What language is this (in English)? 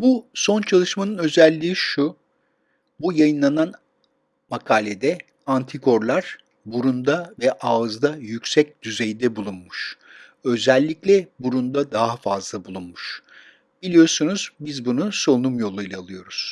Turkish